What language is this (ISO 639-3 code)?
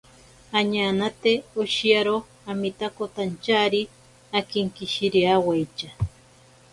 prq